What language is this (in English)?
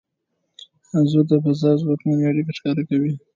Pashto